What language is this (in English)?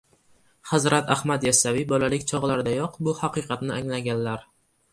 Uzbek